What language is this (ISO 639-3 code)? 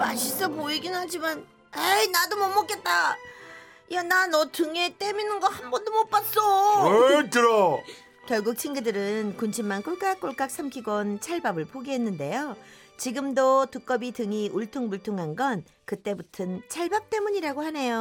kor